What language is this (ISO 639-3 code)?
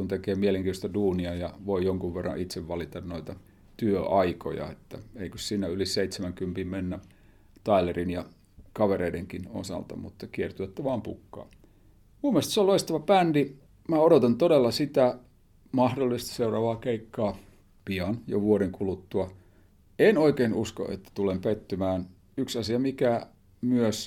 fin